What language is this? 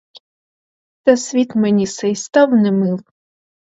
Ukrainian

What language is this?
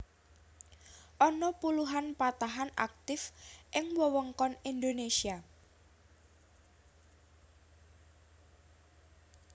Javanese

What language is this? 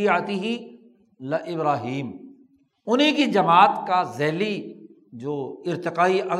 Urdu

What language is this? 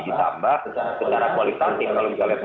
Indonesian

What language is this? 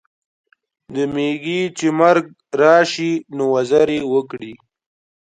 Pashto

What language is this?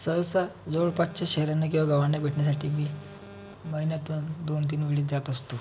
Marathi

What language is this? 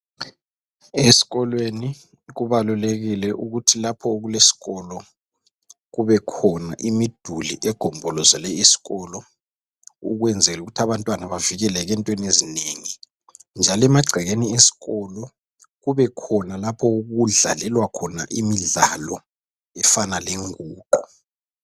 North Ndebele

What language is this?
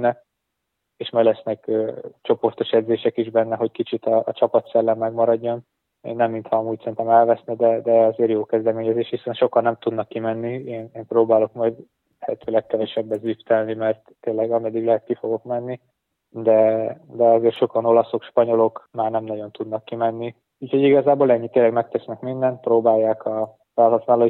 Hungarian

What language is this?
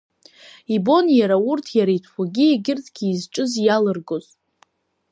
Abkhazian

